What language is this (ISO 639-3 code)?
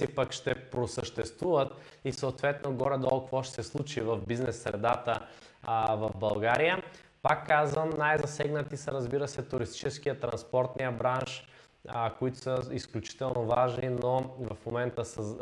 bul